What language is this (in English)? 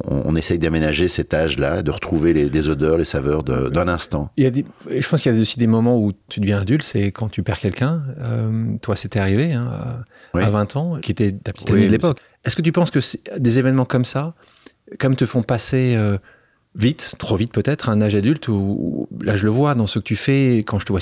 French